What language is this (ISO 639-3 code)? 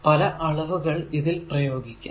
mal